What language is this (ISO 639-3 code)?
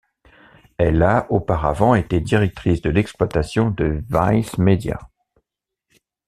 fra